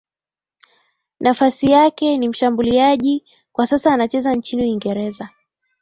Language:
Swahili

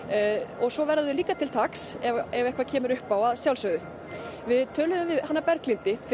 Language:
Icelandic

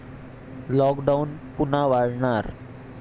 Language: Marathi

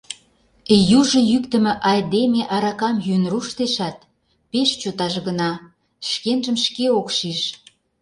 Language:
Mari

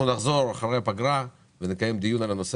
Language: Hebrew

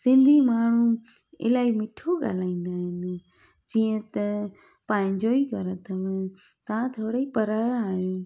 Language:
Sindhi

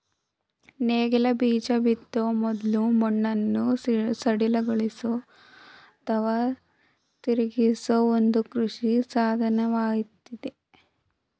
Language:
Kannada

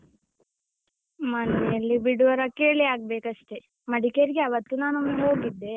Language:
Kannada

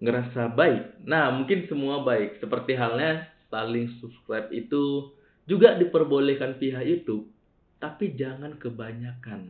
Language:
Indonesian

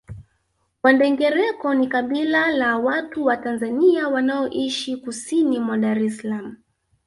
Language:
Swahili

